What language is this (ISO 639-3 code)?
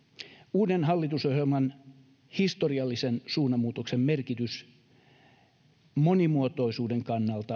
fin